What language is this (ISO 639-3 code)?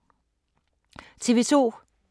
dan